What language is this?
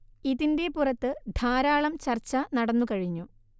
Malayalam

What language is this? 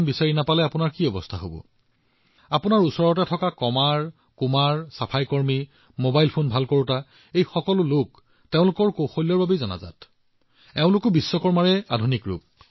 Assamese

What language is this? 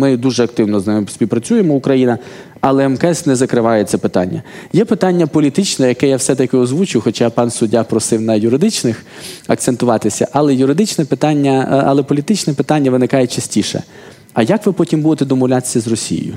Ukrainian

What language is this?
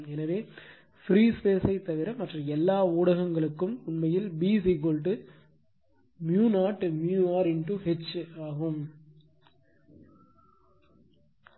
Tamil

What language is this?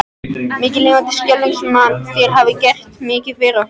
Icelandic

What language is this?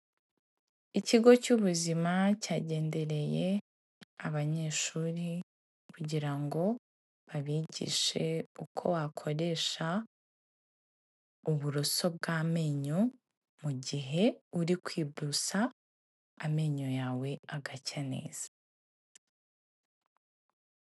Kinyarwanda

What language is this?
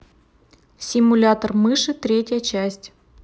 Russian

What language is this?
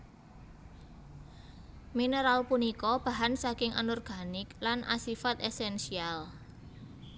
Javanese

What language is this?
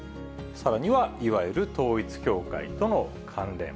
Japanese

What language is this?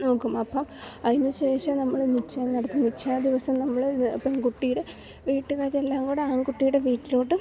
Malayalam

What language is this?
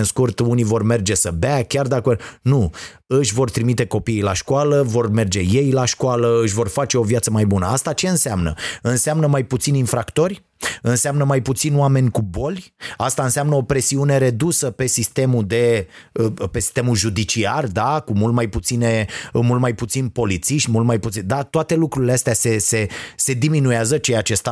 Romanian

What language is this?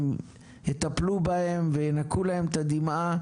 Hebrew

